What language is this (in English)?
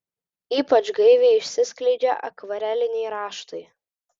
Lithuanian